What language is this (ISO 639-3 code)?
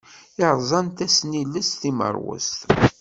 kab